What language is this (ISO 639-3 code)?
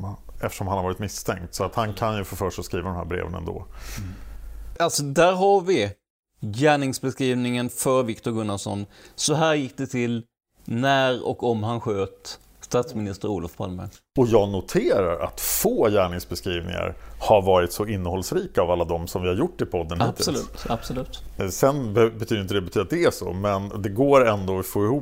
swe